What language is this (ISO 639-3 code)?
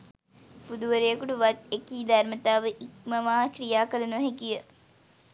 sin